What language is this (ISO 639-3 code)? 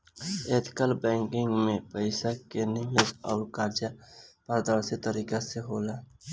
bho